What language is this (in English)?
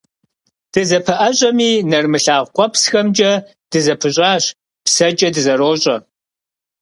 Kabardian